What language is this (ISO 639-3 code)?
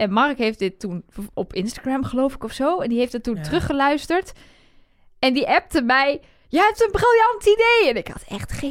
nld